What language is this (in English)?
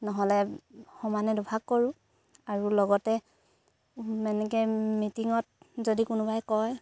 Assamese